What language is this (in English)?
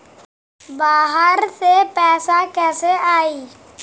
Bhojpuri